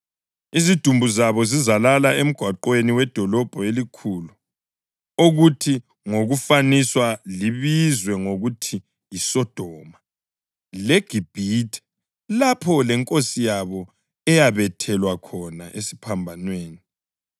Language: North Ndebele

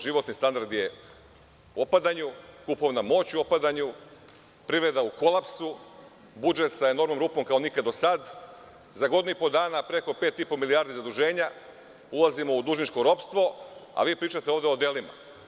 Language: Serbian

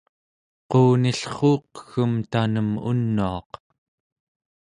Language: Central Yupik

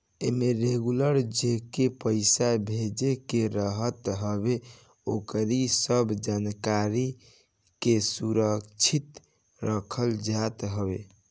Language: Bhojpuri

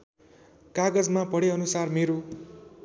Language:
Nepali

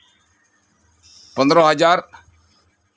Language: Santali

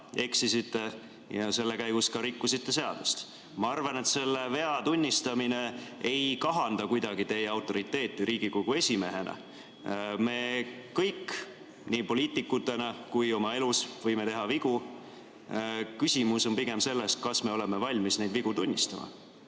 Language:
Estonian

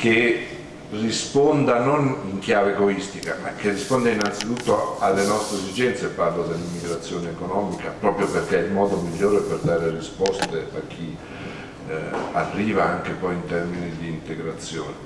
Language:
Italian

